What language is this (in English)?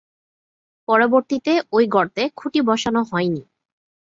Bangla